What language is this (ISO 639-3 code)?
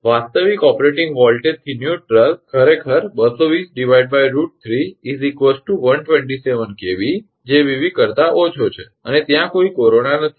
guj